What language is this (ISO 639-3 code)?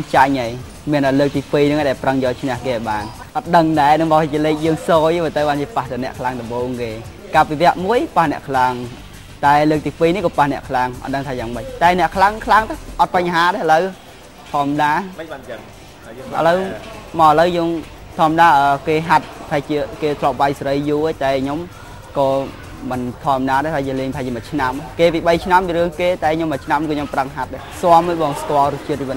tha